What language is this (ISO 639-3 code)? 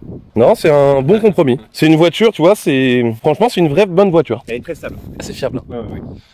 fra